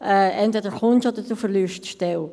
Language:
Swiss German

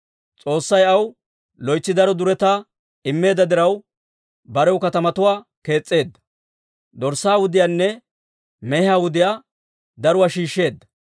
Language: Dawro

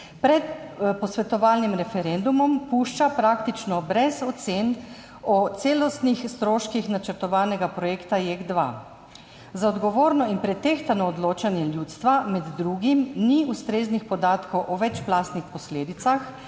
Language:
Slovenian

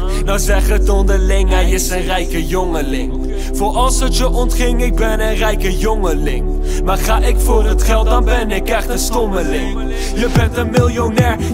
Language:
Dutch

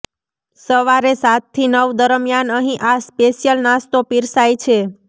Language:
Gujarati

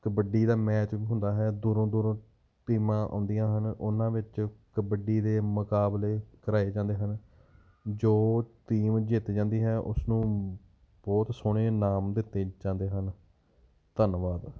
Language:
Punjabi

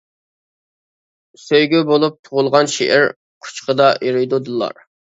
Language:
Uyghur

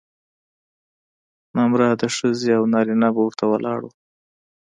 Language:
Pashto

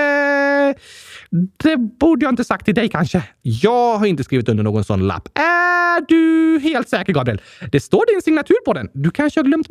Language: Swedish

